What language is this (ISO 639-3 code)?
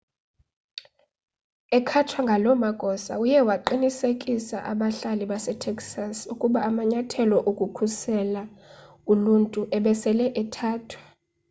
xho